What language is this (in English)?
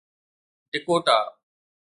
Sindhi